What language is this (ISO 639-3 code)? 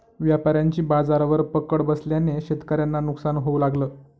mar